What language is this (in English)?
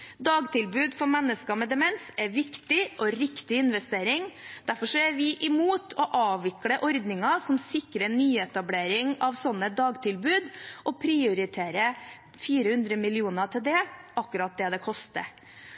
Norwegian Bokmål